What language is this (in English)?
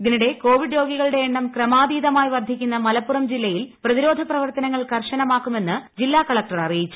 Malayalam